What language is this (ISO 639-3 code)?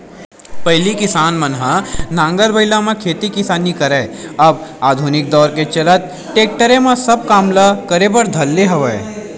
hne